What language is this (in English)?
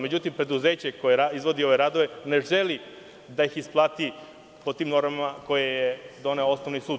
Serbian